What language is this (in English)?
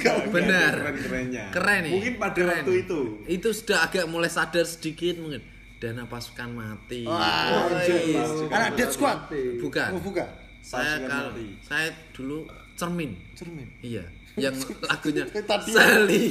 Indonesian